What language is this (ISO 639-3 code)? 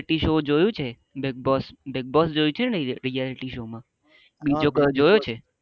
guj